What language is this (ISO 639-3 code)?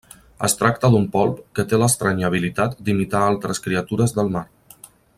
cat